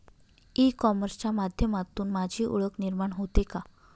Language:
Marathi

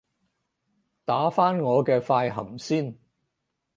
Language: Cantonese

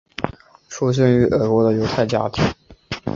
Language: Chinese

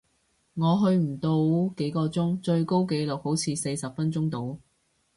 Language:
Cantonese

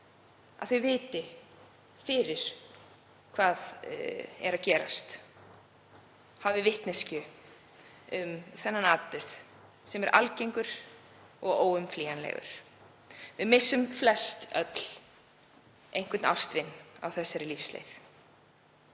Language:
Icelandic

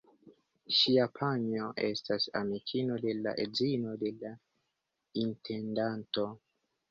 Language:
Esperanto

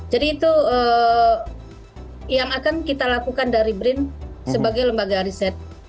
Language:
Indonesian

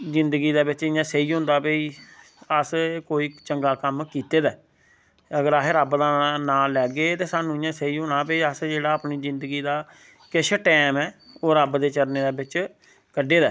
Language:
Dogri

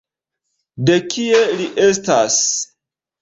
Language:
Esperanto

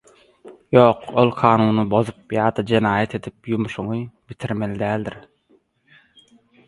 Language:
Turkmen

